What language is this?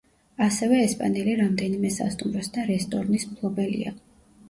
Georgian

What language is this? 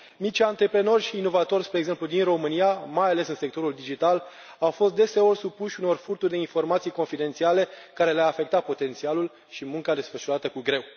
Romanian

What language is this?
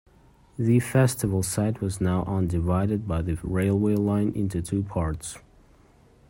English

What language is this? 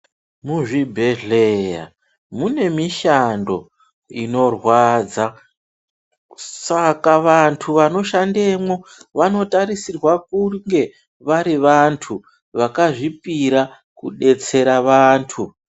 Ndau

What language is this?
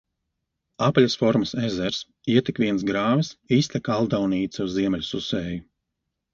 Latvian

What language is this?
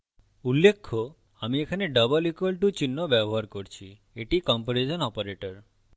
Bangla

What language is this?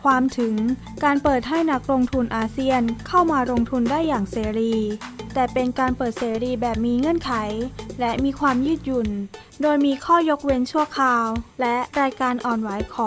Thai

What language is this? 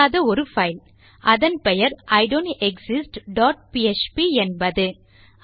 Tamil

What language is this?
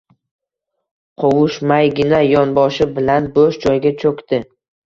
Uzbek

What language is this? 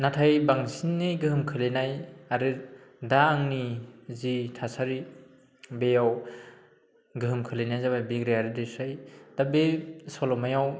Bodo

